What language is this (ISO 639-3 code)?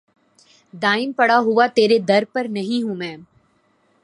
urd